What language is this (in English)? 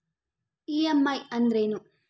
Kannada